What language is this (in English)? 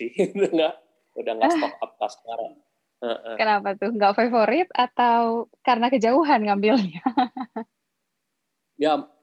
Indonesian